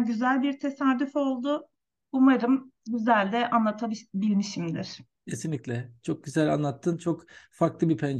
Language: Turkish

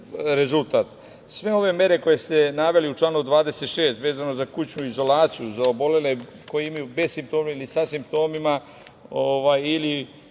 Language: Serbian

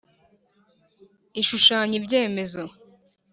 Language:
Kinyarwanda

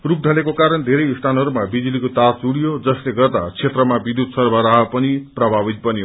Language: Nepali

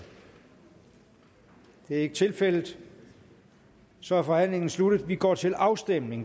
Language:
Danish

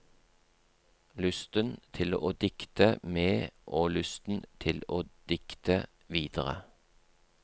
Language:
Norwegian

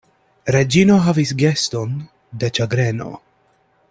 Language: Esperanto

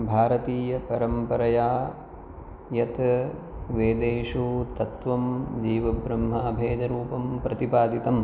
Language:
Sanskrit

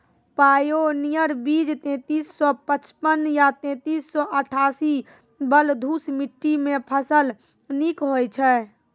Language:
Maithili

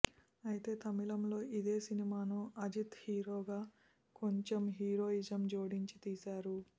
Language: Telugu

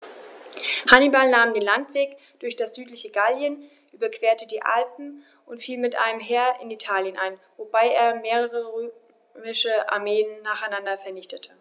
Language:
German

